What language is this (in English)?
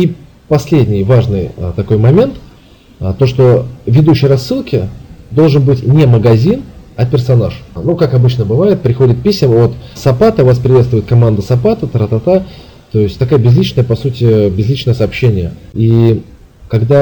Russian